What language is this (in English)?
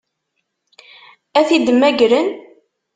Kabyle